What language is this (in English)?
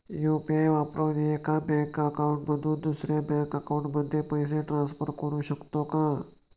Marathi